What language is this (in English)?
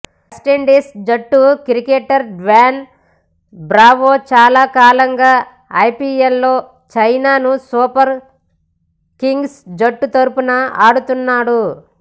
Telugu